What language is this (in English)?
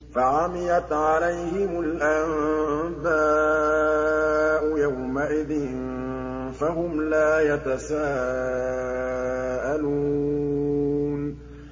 Arabic